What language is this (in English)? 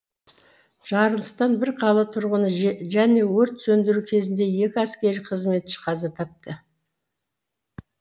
Kazakh